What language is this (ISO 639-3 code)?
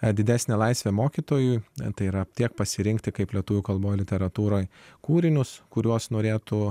lit